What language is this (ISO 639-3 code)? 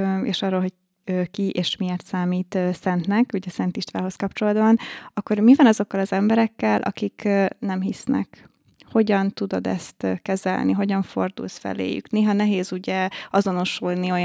hun